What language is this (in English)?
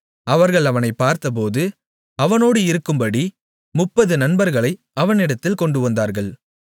Tamil